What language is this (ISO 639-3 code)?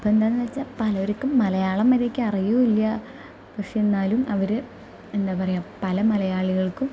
mal